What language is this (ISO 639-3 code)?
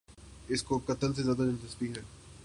urd